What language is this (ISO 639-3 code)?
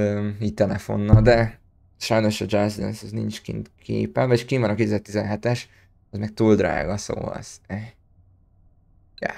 hun